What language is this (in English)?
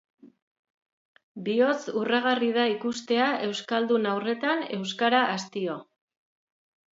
Basque